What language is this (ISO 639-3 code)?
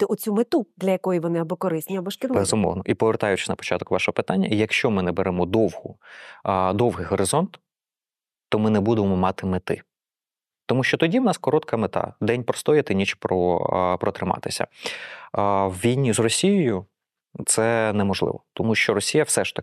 ukr